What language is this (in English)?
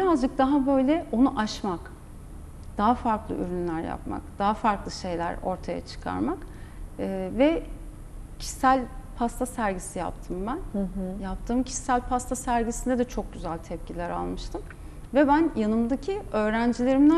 Turkish